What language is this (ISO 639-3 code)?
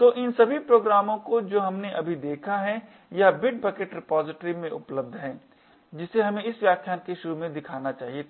hin